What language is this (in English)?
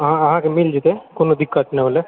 Maithili